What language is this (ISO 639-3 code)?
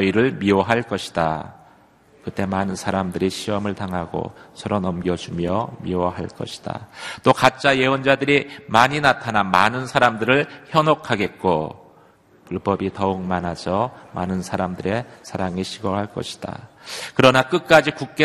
kor